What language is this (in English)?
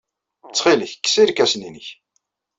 Kabyle